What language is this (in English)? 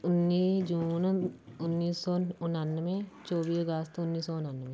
Punjabi